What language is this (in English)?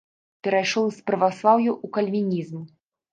Belarusian